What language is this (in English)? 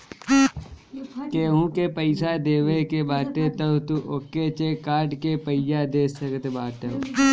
Bhojpuri